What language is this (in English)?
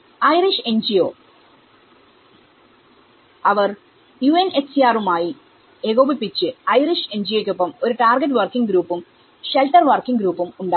Malayalam